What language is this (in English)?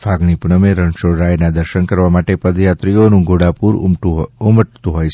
Gujarati